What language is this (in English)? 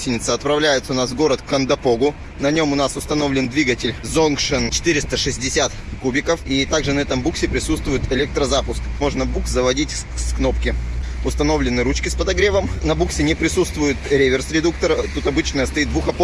Russian